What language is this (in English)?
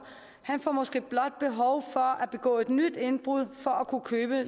Danish